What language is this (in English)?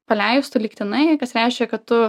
Lithuanian